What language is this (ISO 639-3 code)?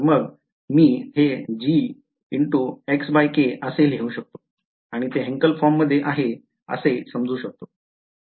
mar